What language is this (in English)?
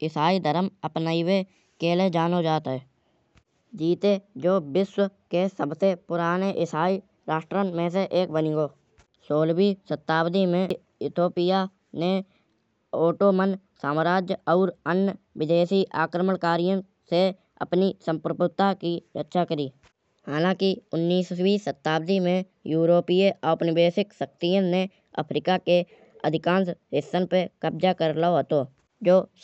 Kanauji